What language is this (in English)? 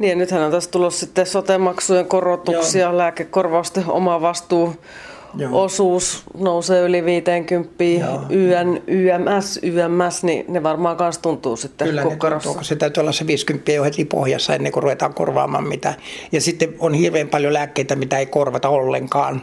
Finnish